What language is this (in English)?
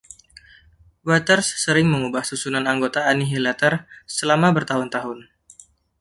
Indonesian